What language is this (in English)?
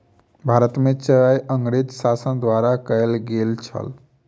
Maithili